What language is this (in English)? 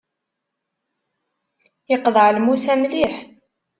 Kabyle